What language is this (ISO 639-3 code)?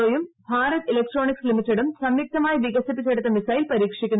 mal